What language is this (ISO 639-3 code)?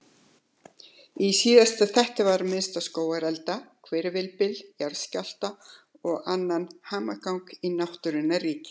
isl